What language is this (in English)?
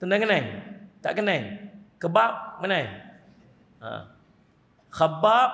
Malay